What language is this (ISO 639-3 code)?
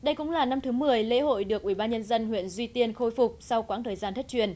vie